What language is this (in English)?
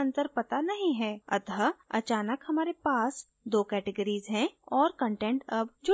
Hindi